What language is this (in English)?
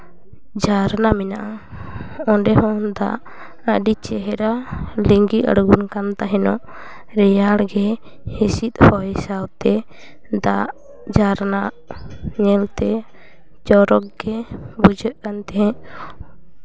Santali